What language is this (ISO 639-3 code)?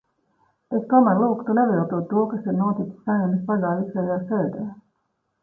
lav